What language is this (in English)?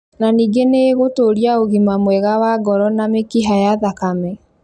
Kikuyu